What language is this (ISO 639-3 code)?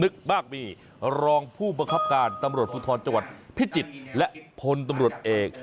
tha